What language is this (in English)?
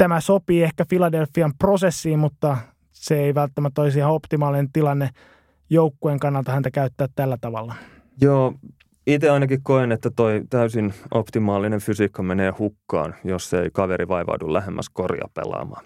Finnish